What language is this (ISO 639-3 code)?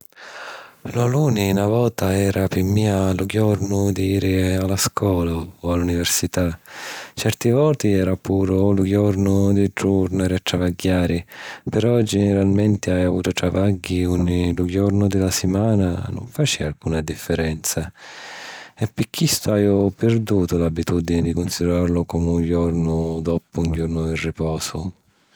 scn